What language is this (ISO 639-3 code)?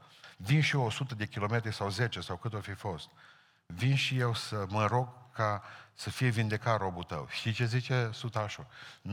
ron